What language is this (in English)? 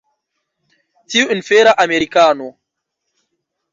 Esperanto